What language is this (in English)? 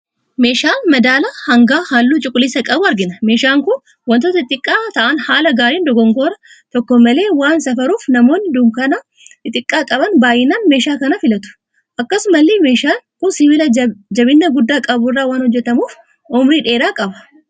Oromo